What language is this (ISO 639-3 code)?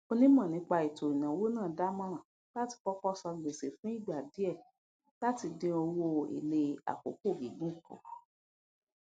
yor